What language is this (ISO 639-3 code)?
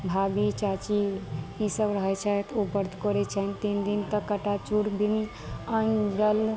mai